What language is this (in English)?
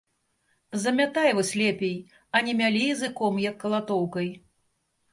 Belarusian